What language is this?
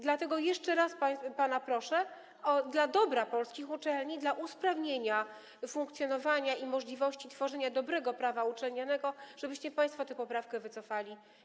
Polish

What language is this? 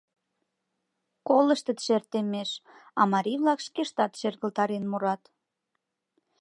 Mari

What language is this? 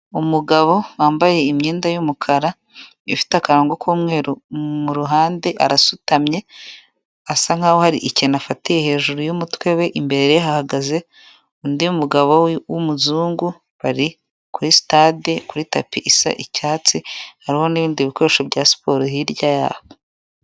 Kinyarwanda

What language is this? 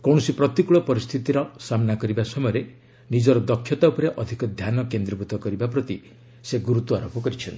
Odia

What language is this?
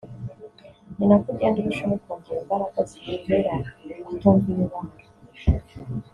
Kinyarwanda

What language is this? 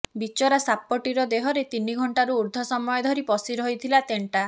Odia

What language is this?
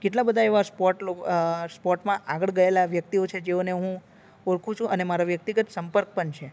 Gujarati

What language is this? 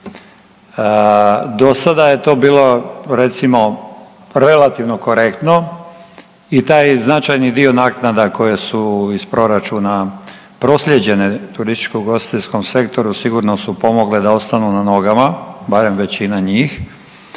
Croatian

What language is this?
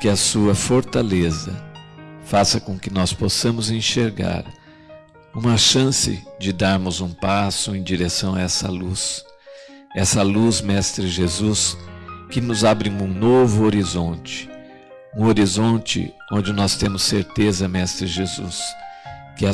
Portuguese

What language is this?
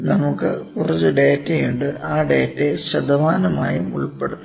Malayalam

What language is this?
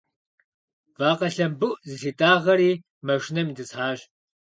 Kabardian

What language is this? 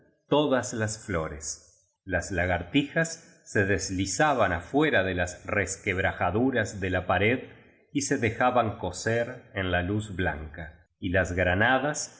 Spanish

